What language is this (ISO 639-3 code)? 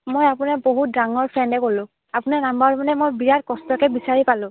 asm